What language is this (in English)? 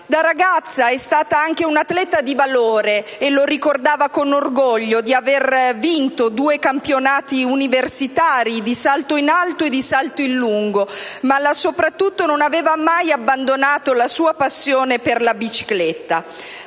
Italian